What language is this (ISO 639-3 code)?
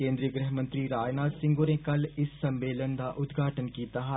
doi